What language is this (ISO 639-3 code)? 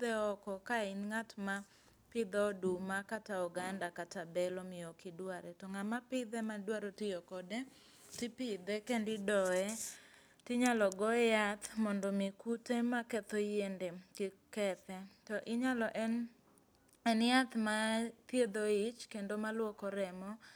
luo